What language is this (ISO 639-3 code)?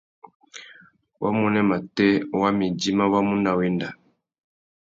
bag